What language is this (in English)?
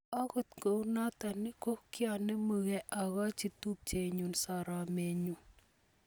Kalenjin